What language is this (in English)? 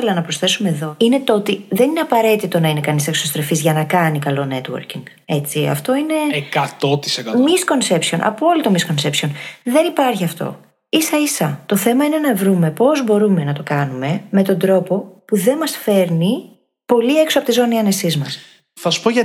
Greek